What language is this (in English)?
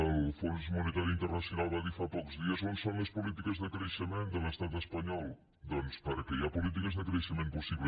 Catalan